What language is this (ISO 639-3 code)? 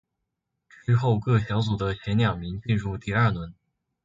zho